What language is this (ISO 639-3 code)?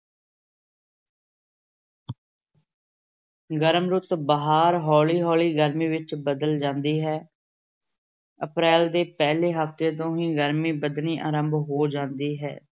pan